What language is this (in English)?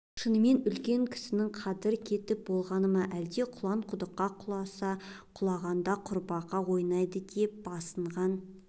Kazakh